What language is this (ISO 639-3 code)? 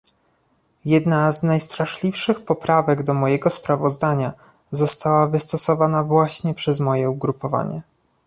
pol